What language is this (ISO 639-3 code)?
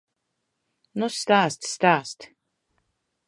lav